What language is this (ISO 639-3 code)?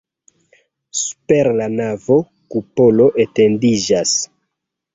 epo